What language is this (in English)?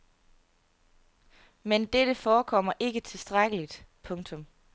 Danish